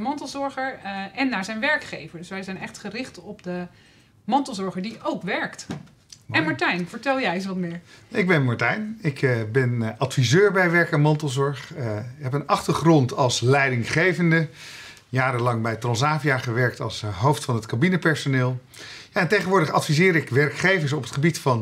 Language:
Dutch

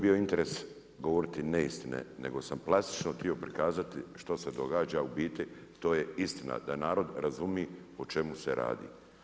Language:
Croatian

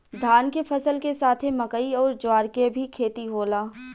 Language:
Bhojpuri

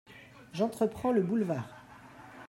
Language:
French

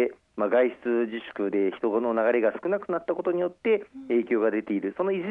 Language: Japanese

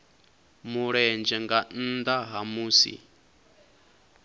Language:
Venda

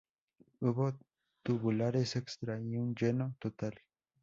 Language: Spanish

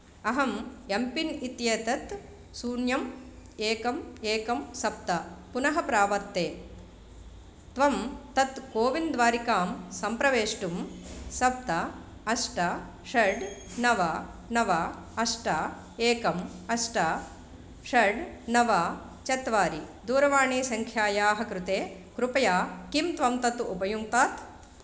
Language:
Sanskrit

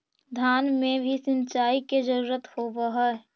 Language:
Magahi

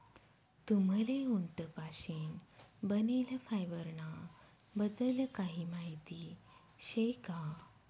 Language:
Marathi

